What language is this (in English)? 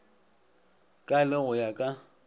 Northern Sotho